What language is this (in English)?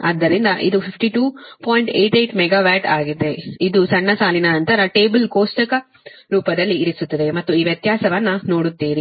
Kannada